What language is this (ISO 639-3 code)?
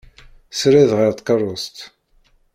kab